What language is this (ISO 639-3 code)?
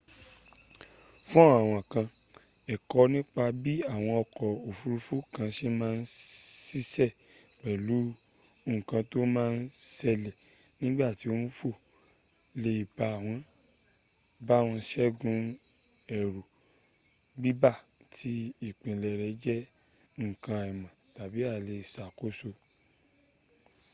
yor